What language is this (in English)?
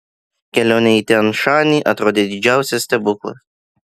Lithuanian